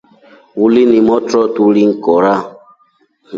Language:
Rombo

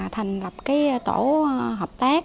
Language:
Vietnamese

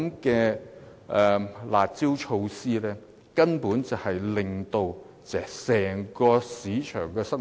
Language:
Cantonese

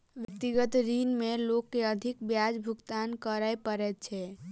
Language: Maithili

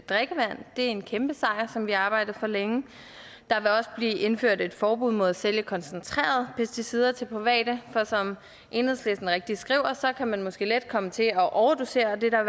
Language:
Danish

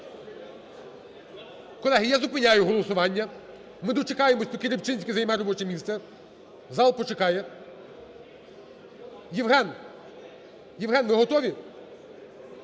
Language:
Ukrainian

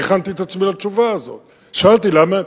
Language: Hebrew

